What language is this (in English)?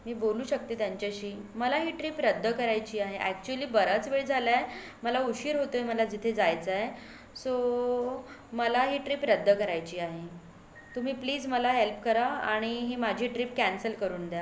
Marathi